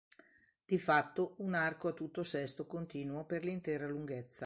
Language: Italian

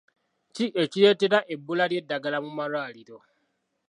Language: Ganda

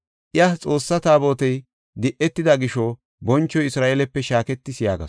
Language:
Gofa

